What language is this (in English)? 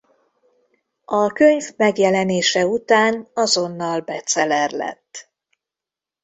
Hungarian